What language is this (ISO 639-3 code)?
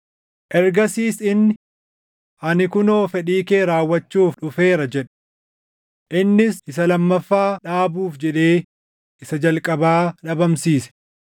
orm